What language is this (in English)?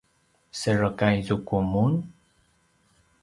Paiwan